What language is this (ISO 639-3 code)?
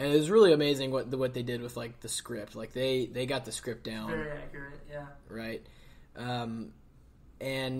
eng